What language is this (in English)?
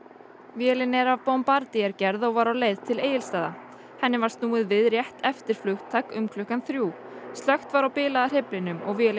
Icelandic